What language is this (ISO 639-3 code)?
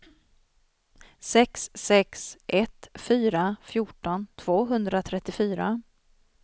swe